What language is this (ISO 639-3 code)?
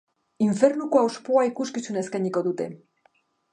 eus